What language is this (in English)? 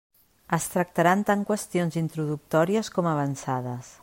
Catalan